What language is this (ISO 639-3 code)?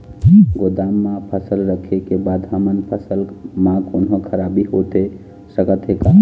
hne